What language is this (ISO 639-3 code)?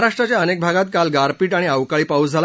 mar